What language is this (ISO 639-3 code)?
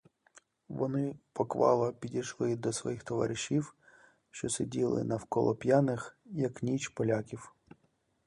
ukr